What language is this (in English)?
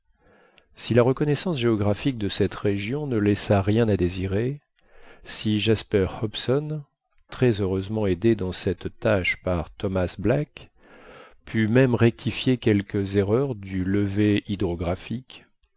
French